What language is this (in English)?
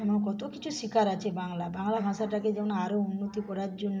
Bangla